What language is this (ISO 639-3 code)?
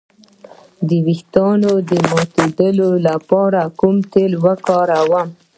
pus